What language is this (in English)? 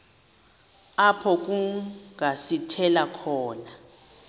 Xhosa